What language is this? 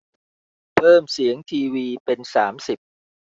Thai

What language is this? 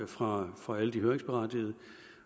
Danish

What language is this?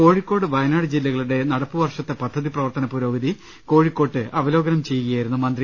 Malayalam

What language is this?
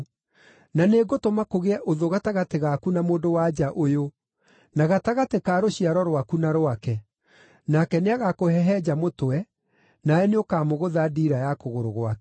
Kikuyu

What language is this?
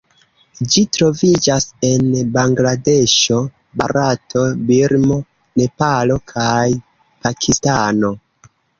Esperanto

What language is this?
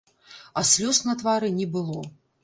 Belarusian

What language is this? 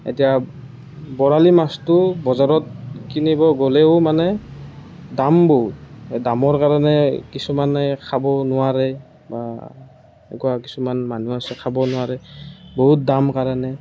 Assamese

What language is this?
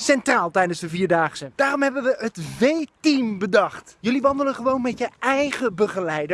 Dutch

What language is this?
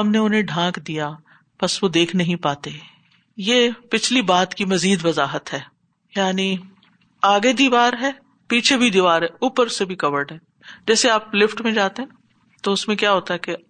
Urdu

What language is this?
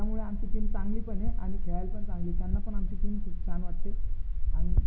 Marathi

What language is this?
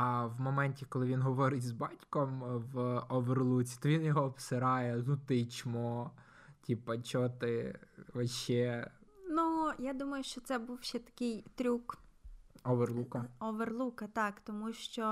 Ukrainian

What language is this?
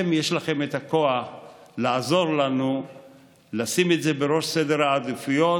Hebrew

